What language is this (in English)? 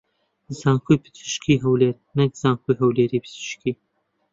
Central Kurdish